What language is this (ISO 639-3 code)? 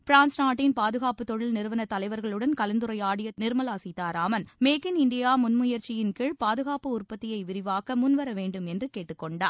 tam